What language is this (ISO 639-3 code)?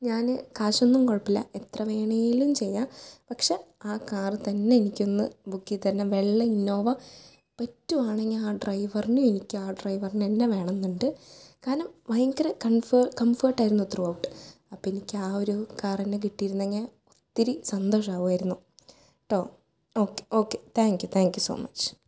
mal